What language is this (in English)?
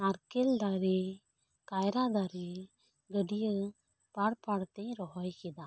Santali